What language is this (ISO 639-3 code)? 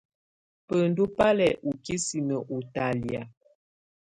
tvu